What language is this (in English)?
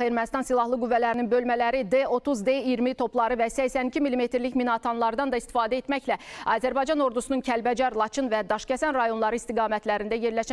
Turkish